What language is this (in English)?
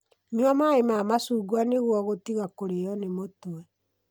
Kikuyu